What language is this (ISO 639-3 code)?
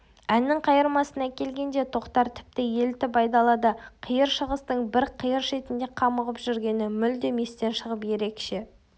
kaz